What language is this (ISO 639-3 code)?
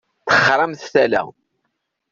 kab